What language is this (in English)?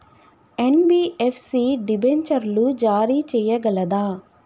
Telugu